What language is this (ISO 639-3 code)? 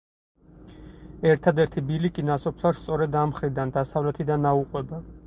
kat